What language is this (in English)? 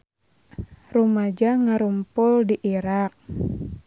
Sundanese